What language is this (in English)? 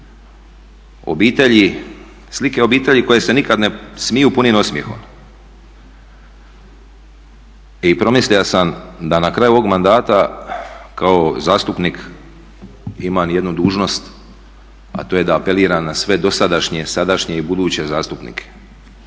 Croatian